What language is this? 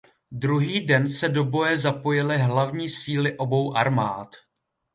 Czech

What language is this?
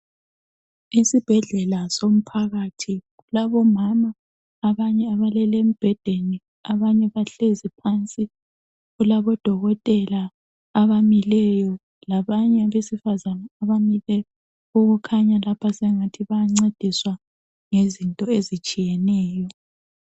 North Ndebele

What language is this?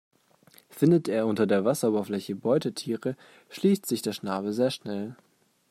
German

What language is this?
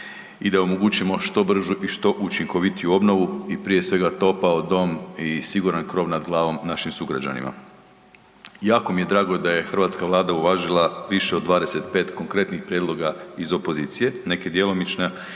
Croatian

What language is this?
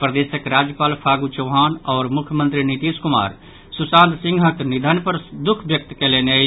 Maithili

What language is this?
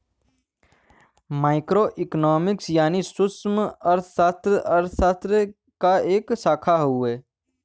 Bhojpuri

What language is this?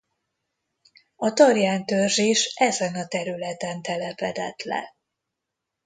Hungarian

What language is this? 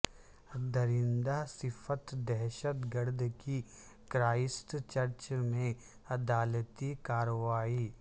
Urdu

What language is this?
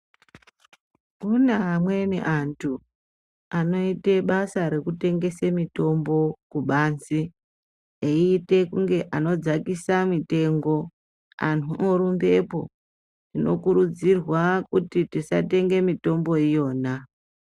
Ndau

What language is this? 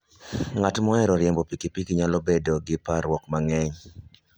Luo (Kenya and Tanzania)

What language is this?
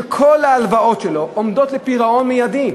Hebrew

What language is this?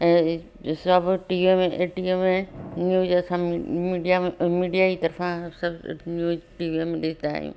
Sindhi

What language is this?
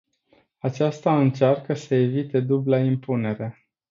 Romanian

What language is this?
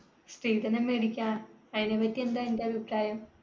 Malayalam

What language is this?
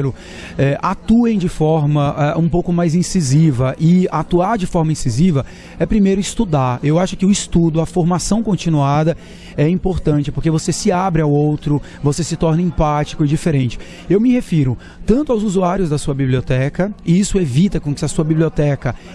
Portuguese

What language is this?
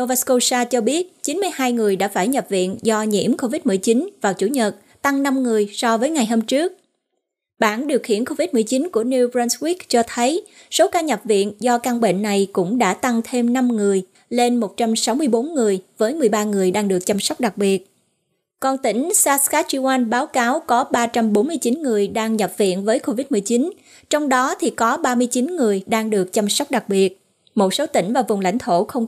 Vietnamese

